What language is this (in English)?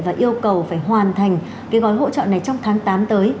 Vietnamese